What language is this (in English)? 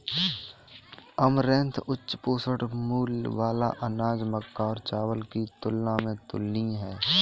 Hindi